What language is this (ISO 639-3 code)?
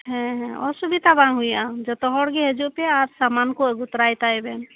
sat